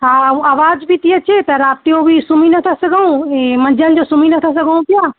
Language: Sindhi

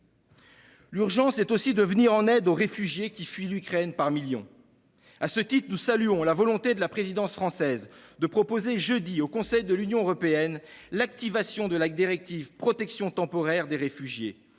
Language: French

